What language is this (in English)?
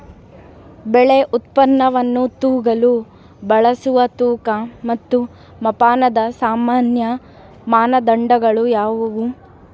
Kannada